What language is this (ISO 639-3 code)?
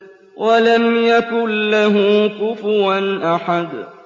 ara